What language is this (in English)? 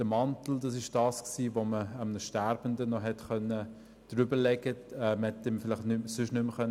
Swiss German